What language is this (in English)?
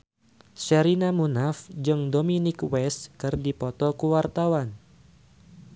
Sundanese